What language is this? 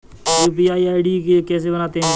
Hindi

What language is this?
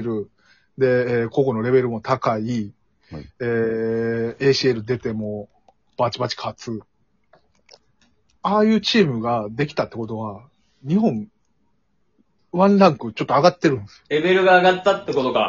Japanese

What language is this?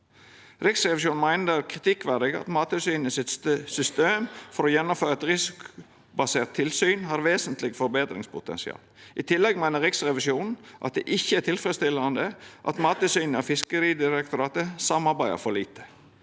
Norwegian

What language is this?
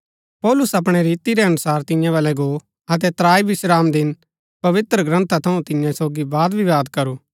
Gaddi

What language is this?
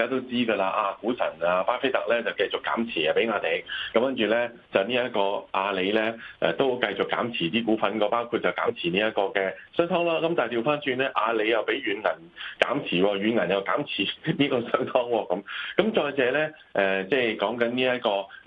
Chinese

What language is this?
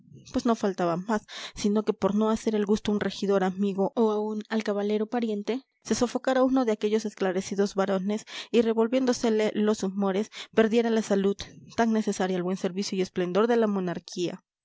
Spanish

